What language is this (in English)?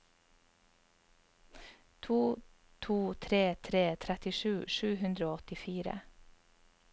Norwegian